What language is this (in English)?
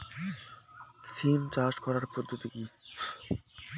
Bangla